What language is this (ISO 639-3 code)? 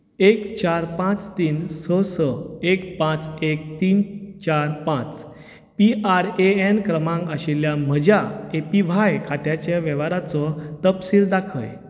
kok